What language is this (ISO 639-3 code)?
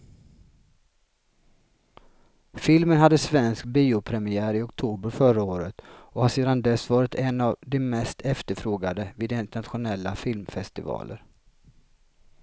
swe